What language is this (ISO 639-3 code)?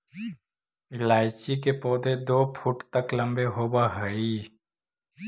mag